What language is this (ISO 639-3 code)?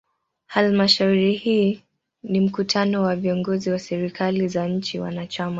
swa